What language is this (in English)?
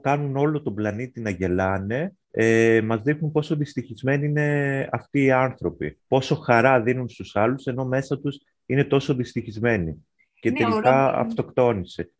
Greek